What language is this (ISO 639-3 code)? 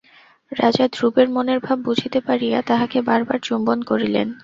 ben